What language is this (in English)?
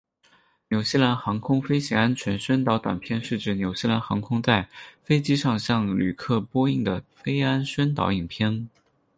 Chinese